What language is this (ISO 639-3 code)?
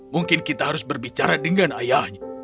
ind